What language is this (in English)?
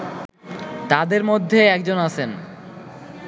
Bangla